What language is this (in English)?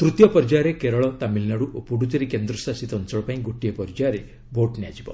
Odia